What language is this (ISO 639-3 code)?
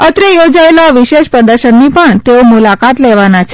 guj